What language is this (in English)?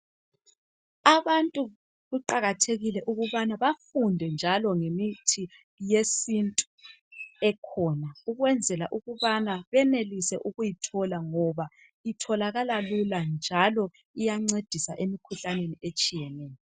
North Ndebele